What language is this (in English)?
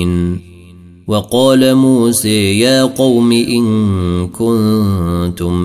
Arabic